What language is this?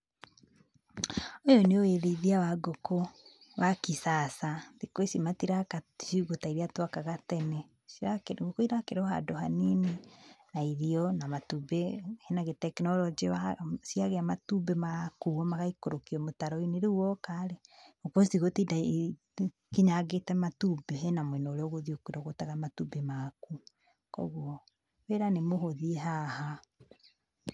Kikuyu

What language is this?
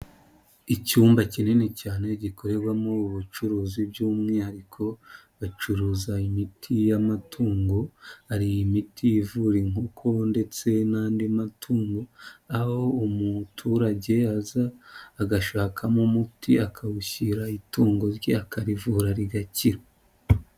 Kinyarwanda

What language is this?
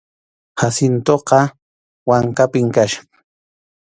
Arequipa-La Unión Quechua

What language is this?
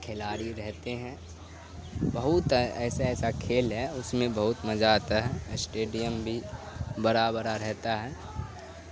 Urdu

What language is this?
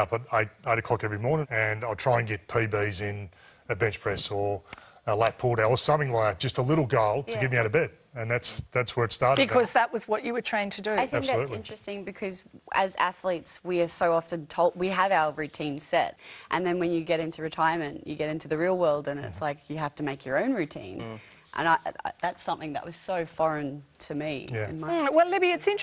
English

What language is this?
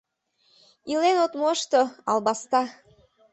Mari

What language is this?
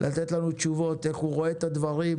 Hebrew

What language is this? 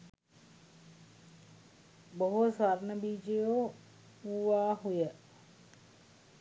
Sinhala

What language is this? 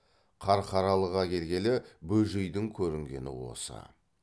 Kazakh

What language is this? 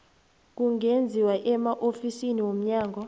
South Ndebele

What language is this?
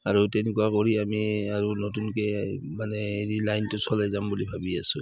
Assamese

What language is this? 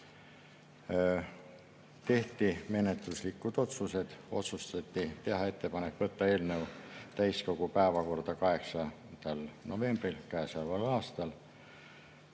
Estonian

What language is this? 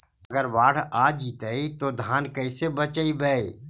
Magahi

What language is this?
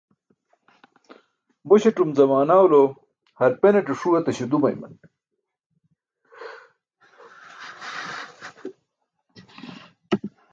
Burushaski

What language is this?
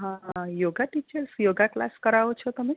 Gujarati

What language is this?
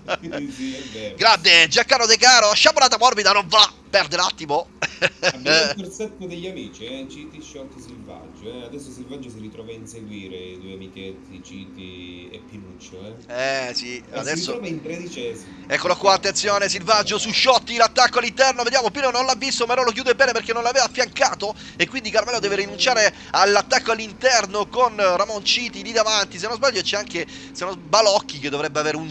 Italian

